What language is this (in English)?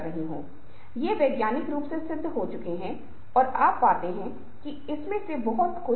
Hindi